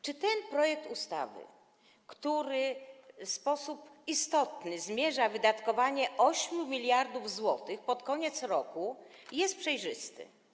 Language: Polish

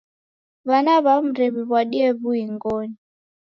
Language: Taita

